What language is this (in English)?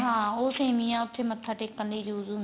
Punjabi